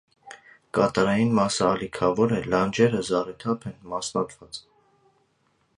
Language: Armenian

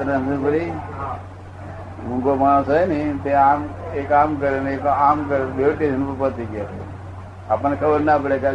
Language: Gujarati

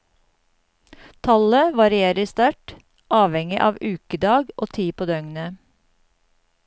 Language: Norwegian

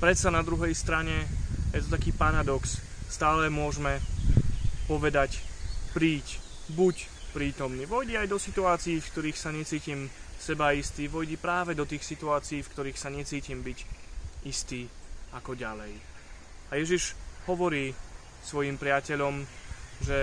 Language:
Slovak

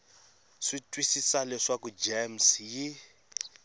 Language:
Tsonga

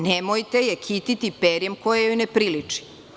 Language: Serbian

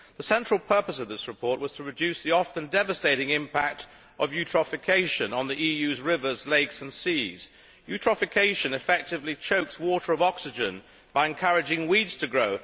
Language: English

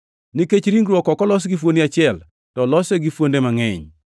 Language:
Luo (Kenya and Tanzania)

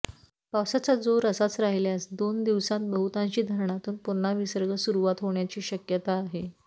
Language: Marathi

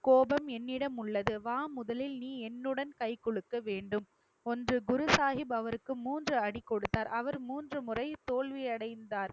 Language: Tamil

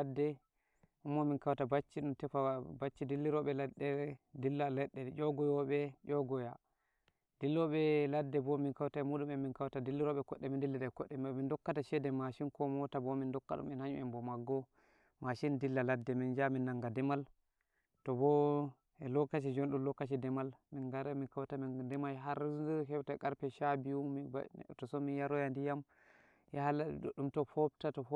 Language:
Nigerian Fulfulde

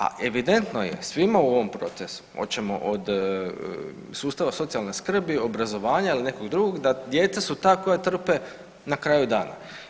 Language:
Croatian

